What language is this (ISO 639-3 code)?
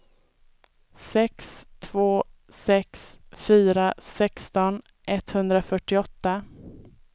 swe